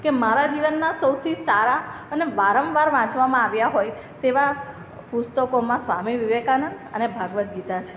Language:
Gujarati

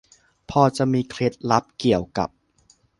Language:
Thai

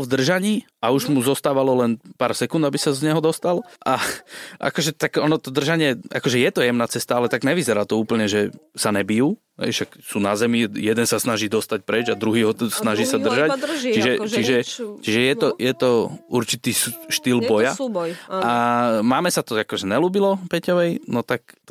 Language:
Slovak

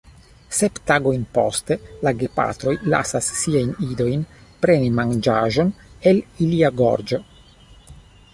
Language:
Esperanto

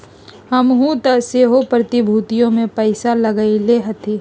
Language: Magahi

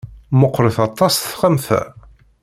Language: Kabyle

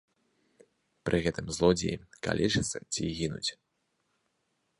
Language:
Belarusian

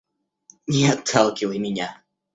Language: Russian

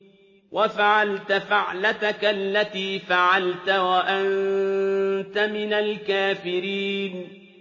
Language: Arabic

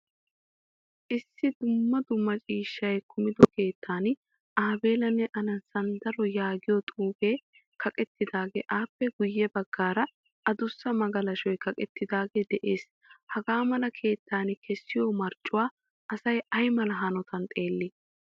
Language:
Wolaytta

